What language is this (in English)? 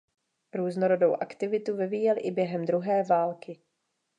Czech